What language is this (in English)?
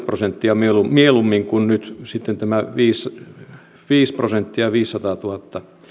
Finnish